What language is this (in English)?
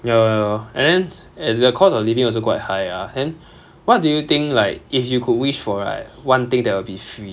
English